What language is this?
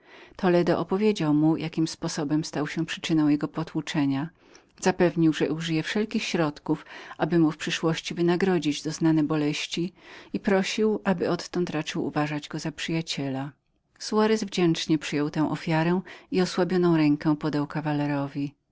Polish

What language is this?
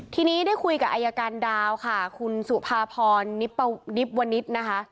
Thai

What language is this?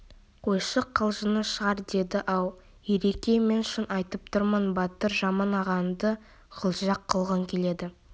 Kazakh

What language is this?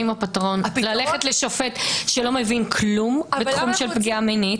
Hebrew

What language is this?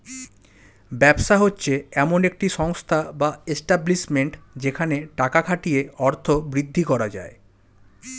Bangla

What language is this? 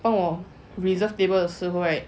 English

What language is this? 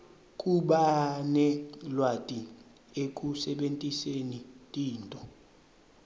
Swati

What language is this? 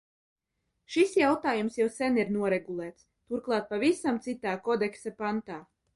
Latvian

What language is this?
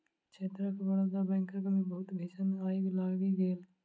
Maithili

